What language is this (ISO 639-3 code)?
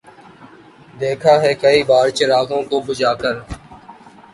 urd